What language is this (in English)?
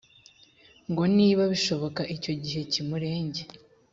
Kinyarwanda